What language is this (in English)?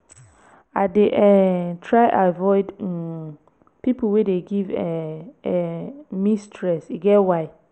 Nigerian Pidgin